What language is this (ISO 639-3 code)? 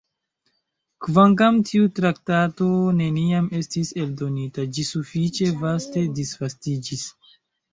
epo